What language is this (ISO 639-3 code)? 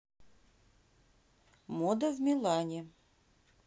rus